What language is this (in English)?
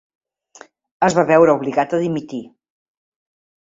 Catalan